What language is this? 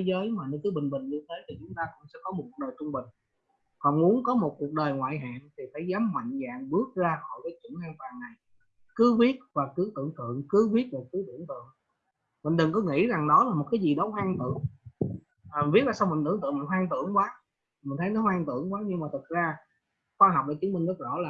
Vietnamese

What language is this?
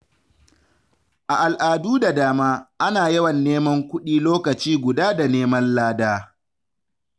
Hausa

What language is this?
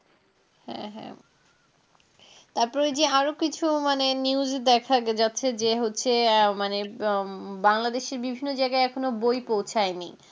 Bangla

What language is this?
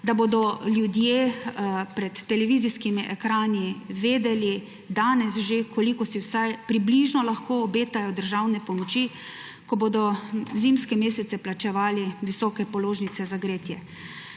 Slovenian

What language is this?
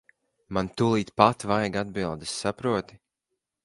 Latvian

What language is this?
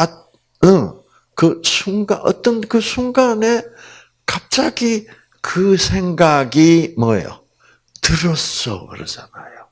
Korean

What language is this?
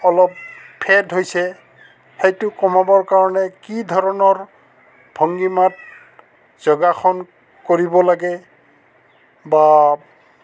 Assamese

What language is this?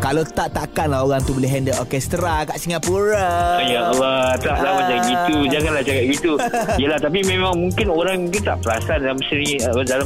Malay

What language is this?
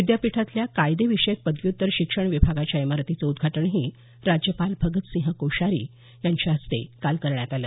Marathi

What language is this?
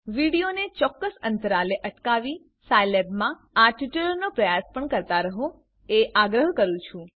Gujarati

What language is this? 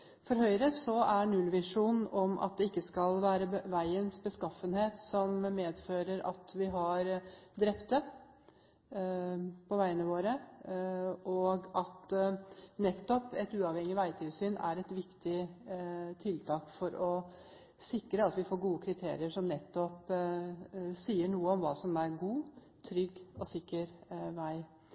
Norwegian Bokmål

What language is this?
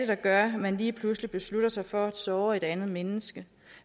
Danish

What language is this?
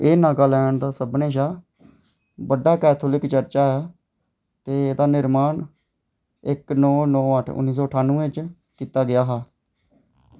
Dogri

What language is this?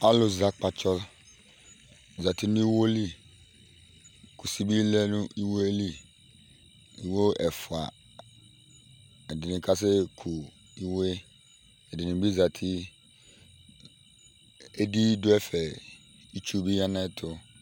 Ikposo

